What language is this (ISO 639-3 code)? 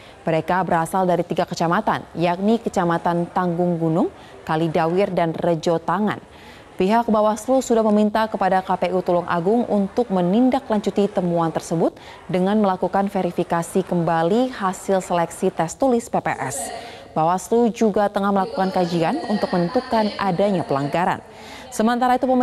ind